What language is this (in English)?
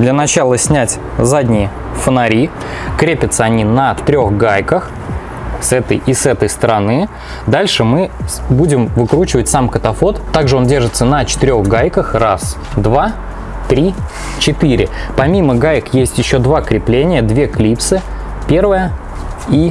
Russian